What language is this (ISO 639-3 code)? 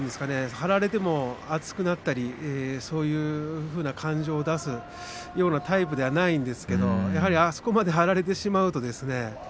jpn